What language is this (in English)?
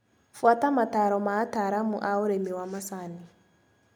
Kikuyu